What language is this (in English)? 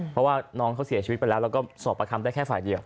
Thai